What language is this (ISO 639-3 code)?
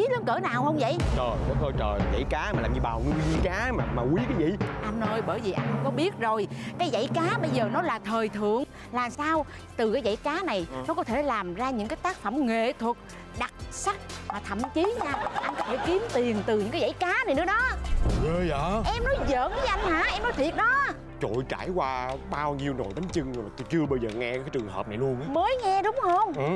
vie